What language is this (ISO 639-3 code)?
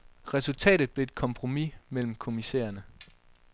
dan